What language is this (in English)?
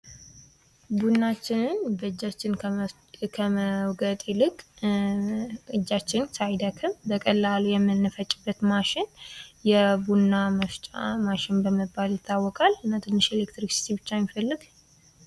Amharic